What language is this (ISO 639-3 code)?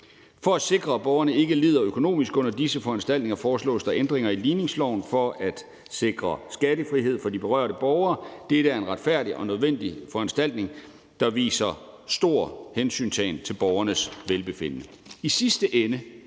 dan